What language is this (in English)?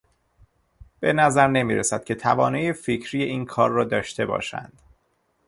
Persian